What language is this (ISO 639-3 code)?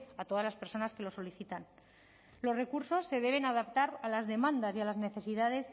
spa